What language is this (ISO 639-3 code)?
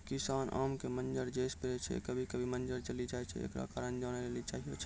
mai